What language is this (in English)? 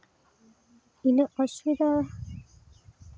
Santali